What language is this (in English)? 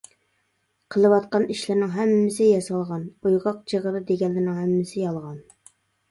Uyghur